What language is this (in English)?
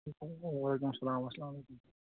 Kashmiri